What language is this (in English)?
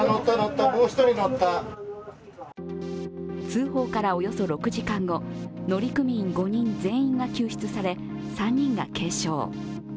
Japanese